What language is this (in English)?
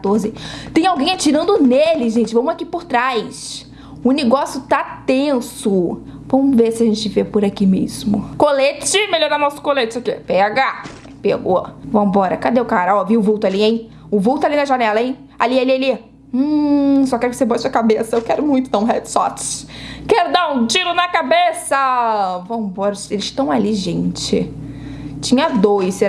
Portuguese